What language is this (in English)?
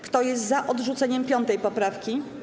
Polish